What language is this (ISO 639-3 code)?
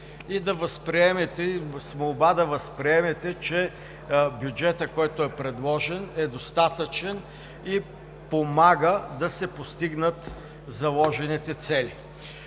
bul